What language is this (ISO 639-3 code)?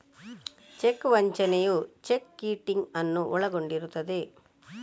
kan